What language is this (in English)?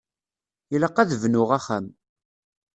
Kabyle